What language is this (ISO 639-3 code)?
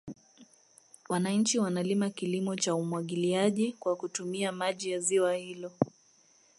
swa